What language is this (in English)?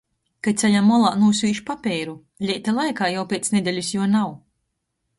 Latgalian